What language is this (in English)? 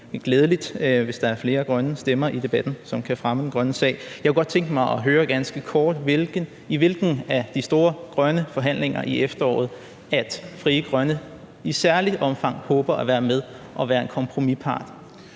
Danish